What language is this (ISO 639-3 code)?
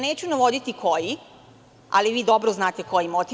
srp